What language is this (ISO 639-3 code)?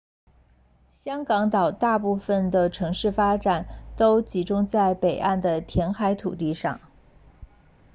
zho